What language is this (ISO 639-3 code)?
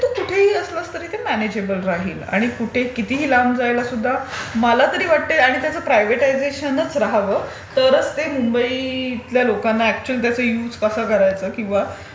mar